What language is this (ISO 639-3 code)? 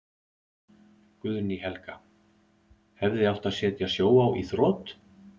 isl